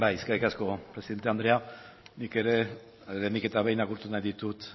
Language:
Basque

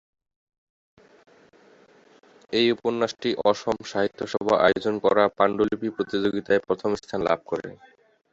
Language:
Bangla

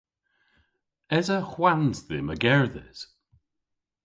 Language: Cornish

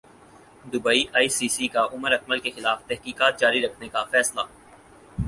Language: Urdu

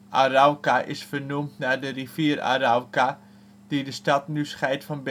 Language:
Dutch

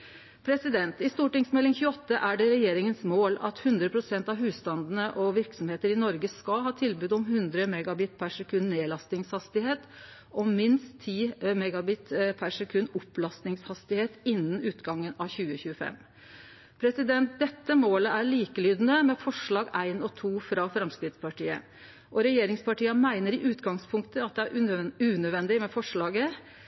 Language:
Norwegian Nynorsk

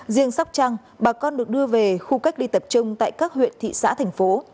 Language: Vietnamese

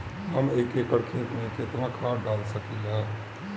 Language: Bhojpuri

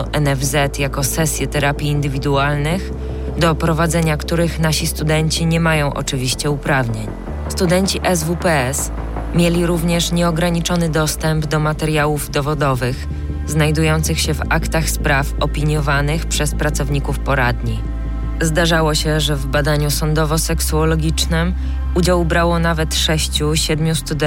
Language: Polish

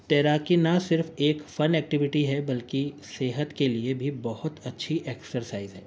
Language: Urdu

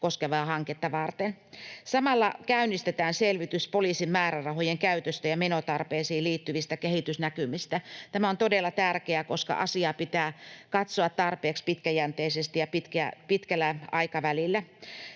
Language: Finnish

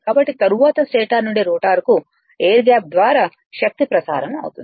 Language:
Telugu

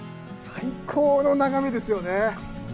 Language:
Japanese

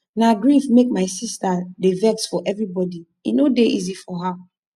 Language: Nigerian Pidgin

